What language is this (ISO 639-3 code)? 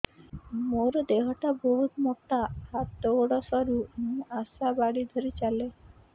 ori